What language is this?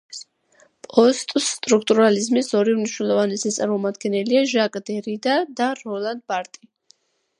Georgian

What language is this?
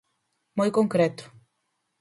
Galician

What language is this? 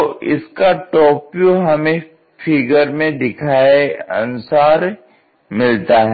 Hindi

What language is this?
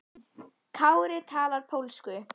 Icelandic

